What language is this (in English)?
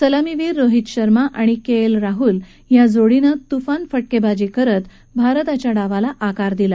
Marathi